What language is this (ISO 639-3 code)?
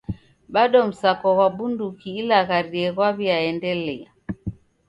dav